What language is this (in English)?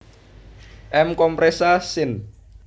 Javanese